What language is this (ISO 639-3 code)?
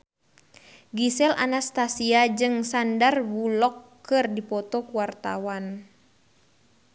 sun